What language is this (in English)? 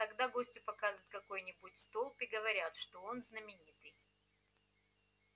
Russian